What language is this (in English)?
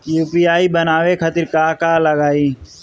Bhojpuri